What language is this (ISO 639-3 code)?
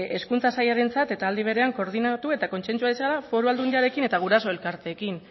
eus